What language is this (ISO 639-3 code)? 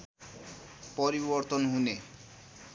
nep